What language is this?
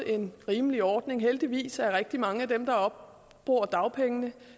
Danish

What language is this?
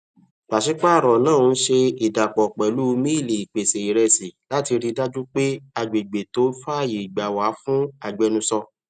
Yoruba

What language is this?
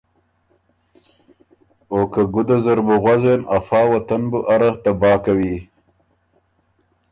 Ormuri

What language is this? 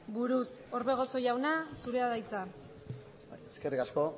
Basque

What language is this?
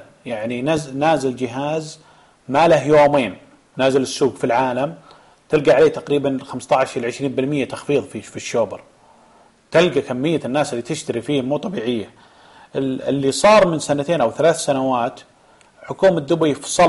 Arabic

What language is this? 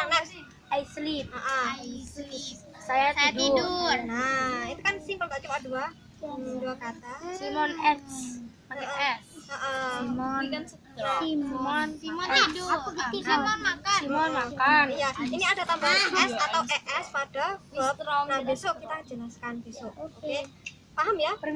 Indonesian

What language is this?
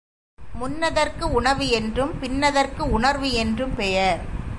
Tamil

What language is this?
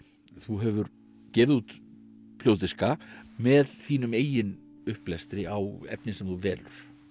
Icelandic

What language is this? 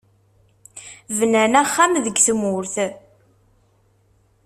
Kabyle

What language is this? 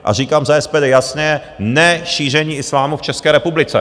Czech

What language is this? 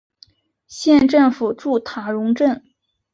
Chinese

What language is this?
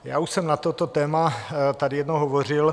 Czech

